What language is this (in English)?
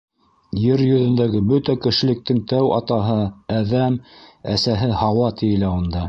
Bashkir